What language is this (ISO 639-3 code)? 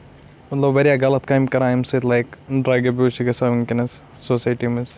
kas